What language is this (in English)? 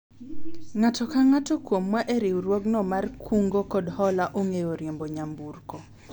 Luo (Kenya and Tanzania)